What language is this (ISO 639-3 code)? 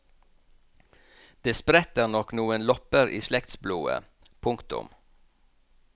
nor